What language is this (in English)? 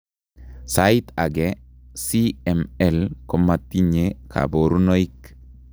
Kalenjin